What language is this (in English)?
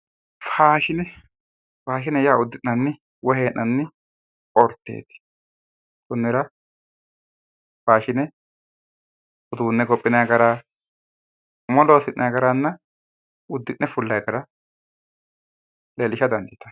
Sidamo